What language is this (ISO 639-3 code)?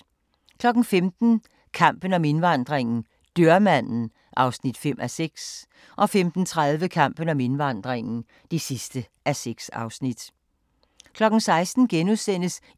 dan